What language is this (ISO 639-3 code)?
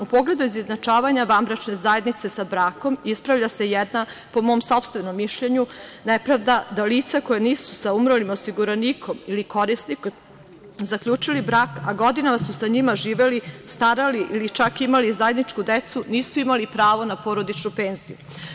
srp